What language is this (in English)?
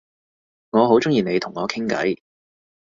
Cantonese